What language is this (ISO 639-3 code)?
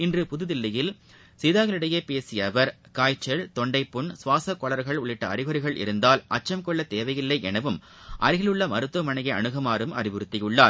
tam